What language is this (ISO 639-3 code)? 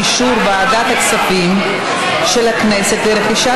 heb